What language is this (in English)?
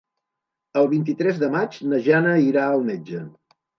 Catalan